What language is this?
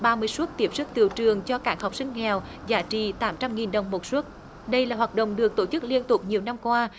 Vietnamese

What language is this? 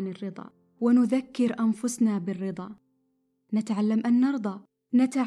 Arabic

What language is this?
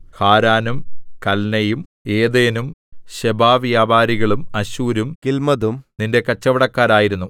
Malayalam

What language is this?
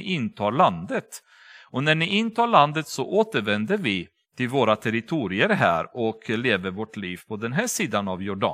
Swedish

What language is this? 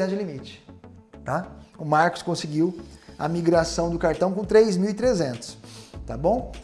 Portuguese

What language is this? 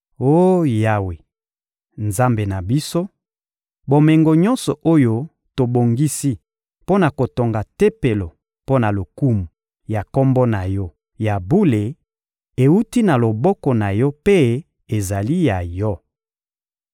Lingala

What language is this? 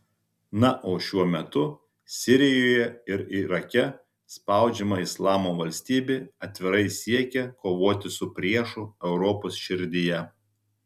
Lithuanian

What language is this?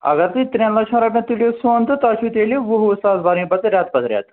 Kashmiri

